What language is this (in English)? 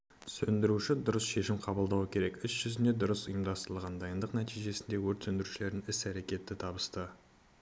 Kazakh